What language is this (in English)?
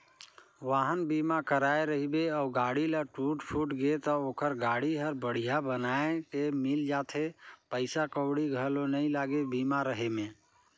Chhattisgarhi